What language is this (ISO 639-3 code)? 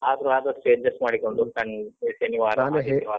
kan